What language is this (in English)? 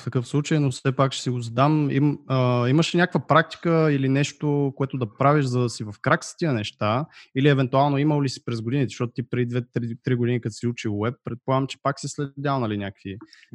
Bulgarian